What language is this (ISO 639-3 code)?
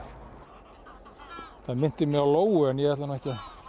isl